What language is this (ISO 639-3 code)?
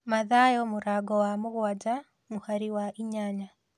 kik